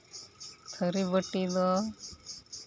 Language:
Santali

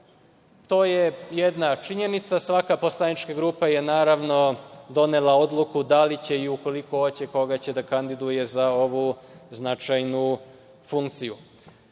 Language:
Serbian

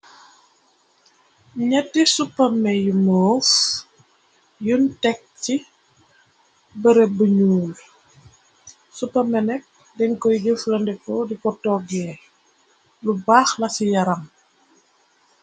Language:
Wolof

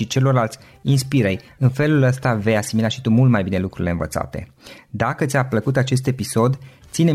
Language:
Romanian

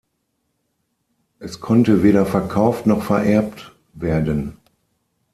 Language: German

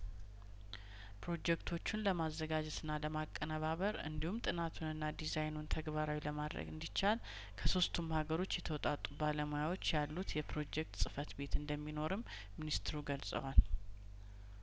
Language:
Amharic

